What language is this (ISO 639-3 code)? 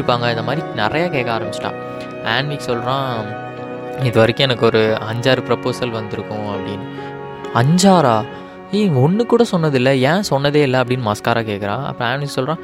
tam